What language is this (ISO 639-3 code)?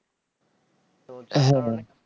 ben